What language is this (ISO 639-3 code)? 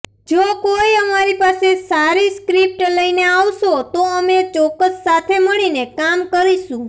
guj